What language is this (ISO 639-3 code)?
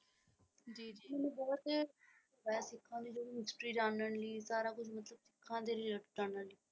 pan